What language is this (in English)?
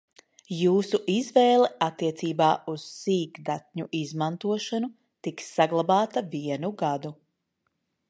Latvian